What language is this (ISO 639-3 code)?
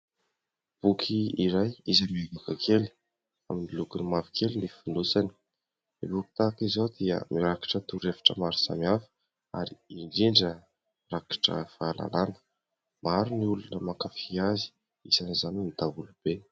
mlg